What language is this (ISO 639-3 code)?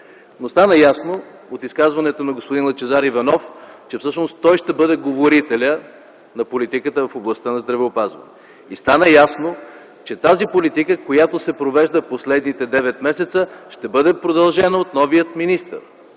bul